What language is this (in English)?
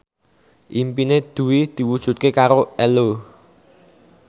Javanese